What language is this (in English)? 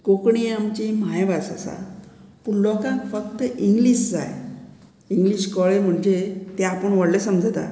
Konkani